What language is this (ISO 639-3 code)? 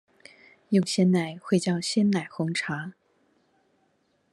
zho